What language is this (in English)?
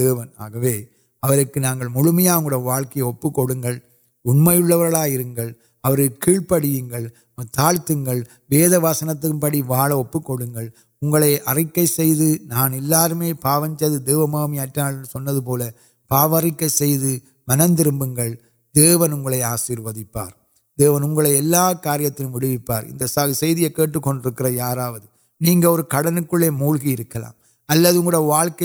Urdu